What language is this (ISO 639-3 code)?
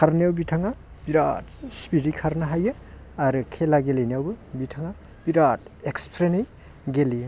brx